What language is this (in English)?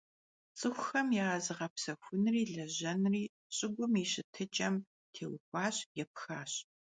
Kabardian